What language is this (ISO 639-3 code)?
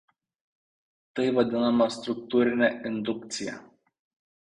lit